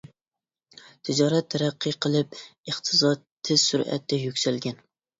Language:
Uyghur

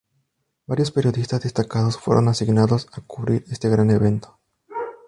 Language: Spanish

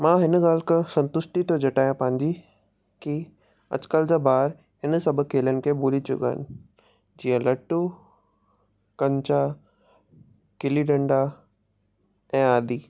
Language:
Sindhi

